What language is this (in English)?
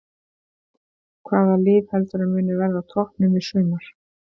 Icelandic